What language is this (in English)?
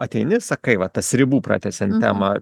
Lithuanian